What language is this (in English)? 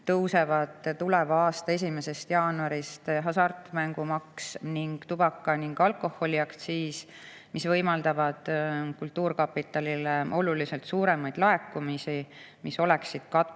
Estonian